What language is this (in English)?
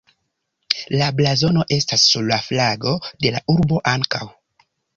Esperanto